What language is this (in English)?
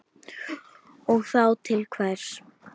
Icelandic